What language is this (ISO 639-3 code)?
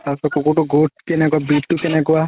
asm